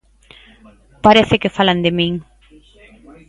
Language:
Galician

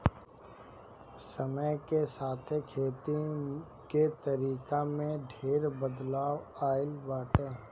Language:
Bhojpuri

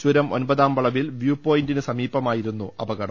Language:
Malayalam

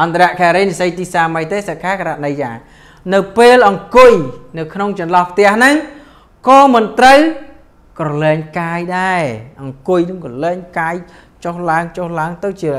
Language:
Vietnamese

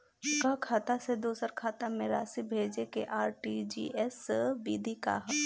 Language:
Bhojpuri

